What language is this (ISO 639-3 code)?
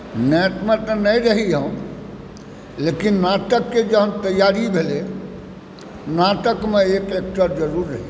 mai